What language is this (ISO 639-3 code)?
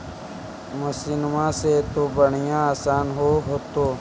mag